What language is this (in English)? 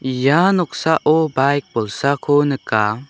Garo